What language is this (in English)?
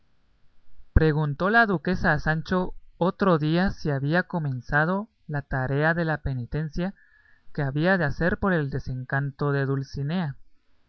Spanish